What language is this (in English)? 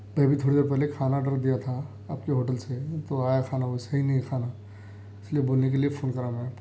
Urdu